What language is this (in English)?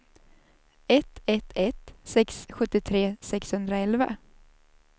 Swedish